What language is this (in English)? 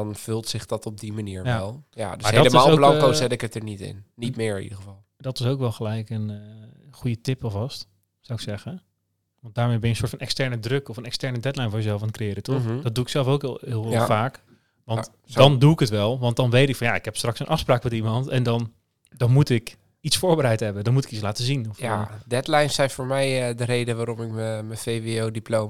Dutch